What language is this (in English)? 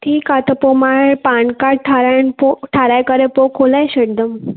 Sindhi